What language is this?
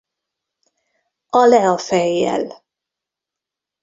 Hungarian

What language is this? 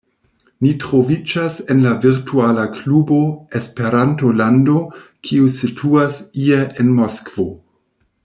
Esperanto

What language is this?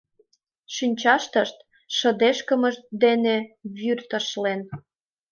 Mari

